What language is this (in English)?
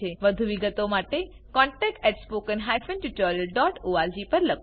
Gujarati